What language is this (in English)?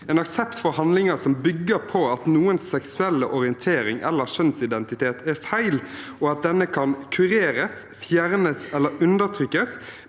Norwegian